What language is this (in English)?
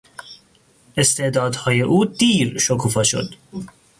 Persian